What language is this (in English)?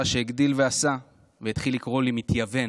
Hebrew